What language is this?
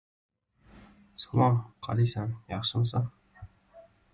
Uzbek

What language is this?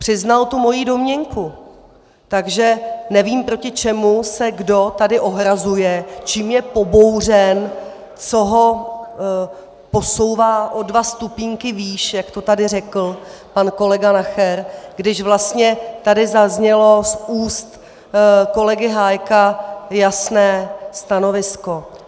Czech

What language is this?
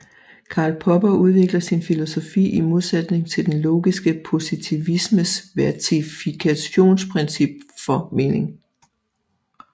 Danish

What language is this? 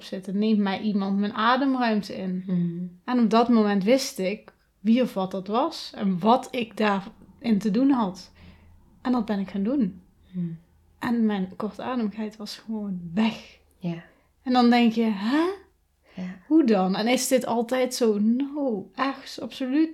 Dutch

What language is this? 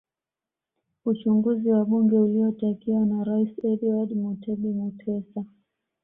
Swahili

